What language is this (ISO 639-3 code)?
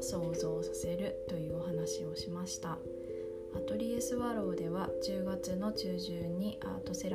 jpn